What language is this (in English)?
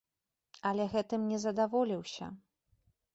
Belarusian